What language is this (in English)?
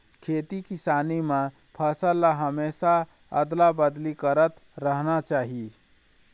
Chhattisgarhi